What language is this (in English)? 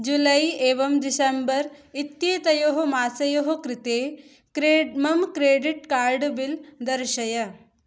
Sanskrit